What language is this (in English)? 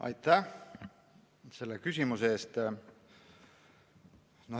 Estonian